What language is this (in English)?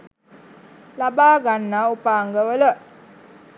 Sinhala